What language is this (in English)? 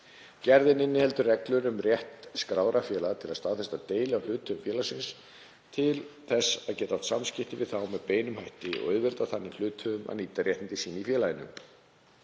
Icelandic